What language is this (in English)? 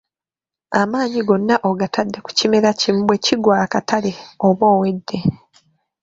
Ganda